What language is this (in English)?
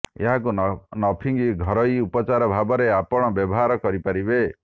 Odia